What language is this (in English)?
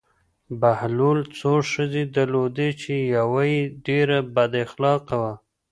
Pashto